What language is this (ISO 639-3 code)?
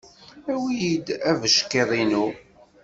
kab